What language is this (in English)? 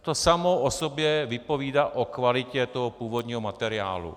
Czech